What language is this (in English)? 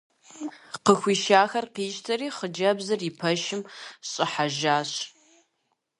Kabardian